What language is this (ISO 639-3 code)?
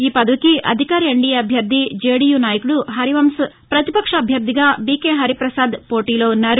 tel